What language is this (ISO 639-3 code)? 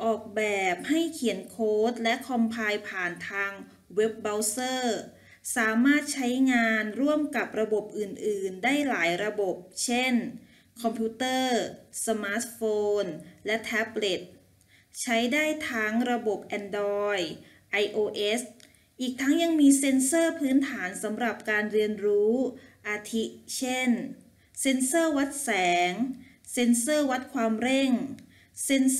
tha